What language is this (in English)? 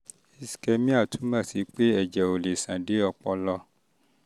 Yoruba